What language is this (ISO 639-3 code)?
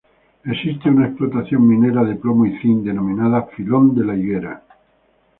spa